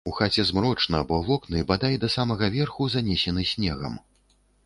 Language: Belarusian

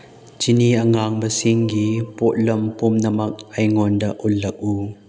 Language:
Manipuri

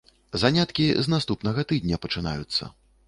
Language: Belarusian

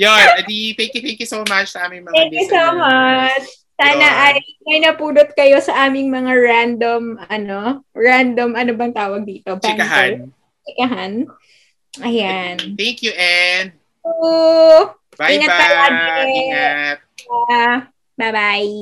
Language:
Filipino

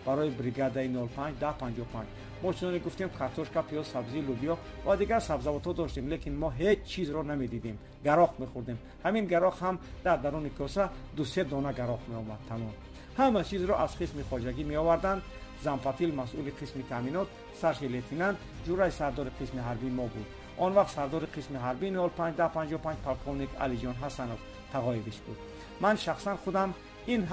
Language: Persian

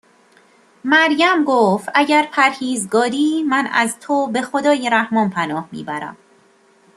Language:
Persian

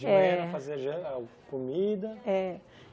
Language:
Portuguese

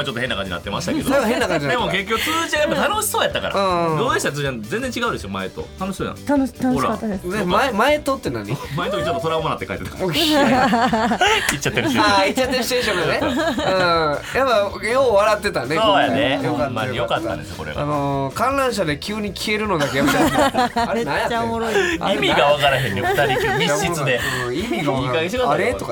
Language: Japanese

